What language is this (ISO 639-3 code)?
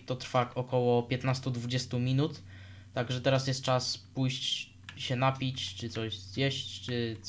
pol